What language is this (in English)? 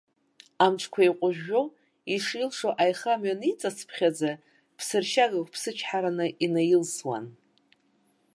Abkhazian